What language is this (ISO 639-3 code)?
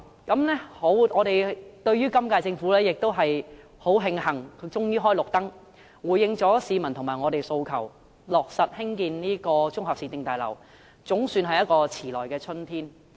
yue